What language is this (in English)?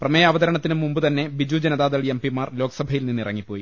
Malayalam